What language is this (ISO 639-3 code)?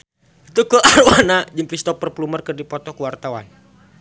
sun